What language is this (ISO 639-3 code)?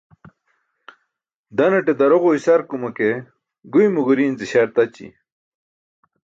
bsk